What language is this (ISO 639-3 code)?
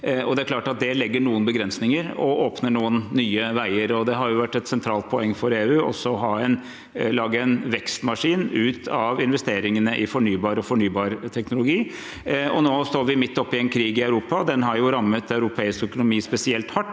nor